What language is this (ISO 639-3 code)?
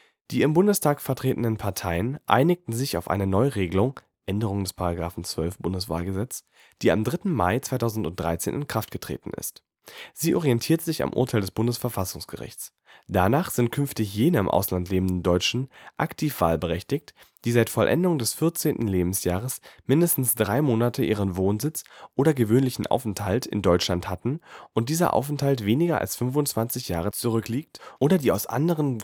deu